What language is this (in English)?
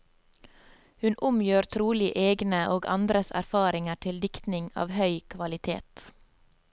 Norwegian